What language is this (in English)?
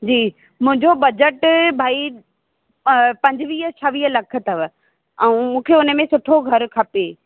Sindhi